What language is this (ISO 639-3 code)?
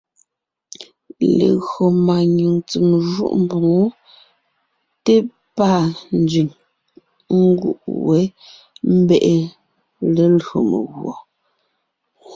nnh